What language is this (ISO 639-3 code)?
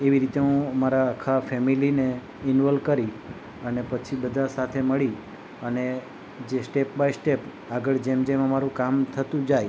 guj